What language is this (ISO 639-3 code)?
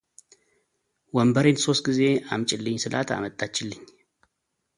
amh